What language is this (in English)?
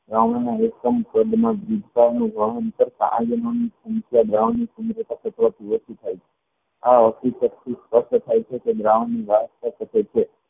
Gujarati